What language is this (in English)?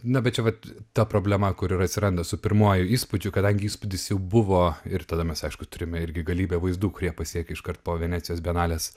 Lithuanian